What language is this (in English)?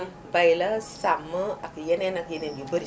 Wolof